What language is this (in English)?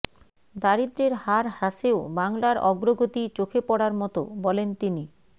Bangla